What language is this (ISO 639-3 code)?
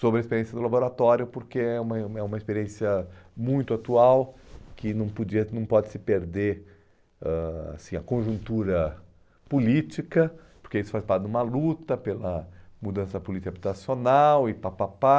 por